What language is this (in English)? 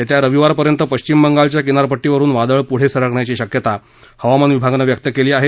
Marathi